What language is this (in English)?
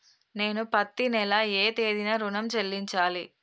Telugu